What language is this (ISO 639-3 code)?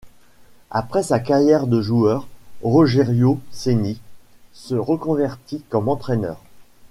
fra